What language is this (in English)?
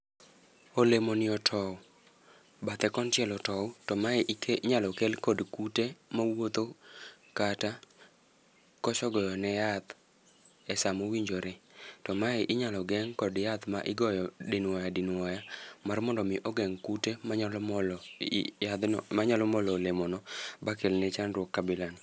Luo (Kenya and Tanzania)